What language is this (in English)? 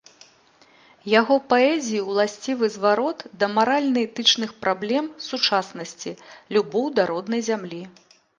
Belarusian